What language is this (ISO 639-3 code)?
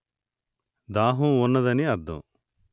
tel